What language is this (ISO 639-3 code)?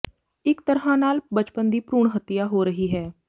pan